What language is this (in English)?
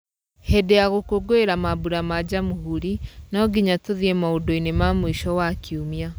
Kikuyu